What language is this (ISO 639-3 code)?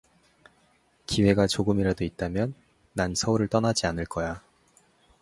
kor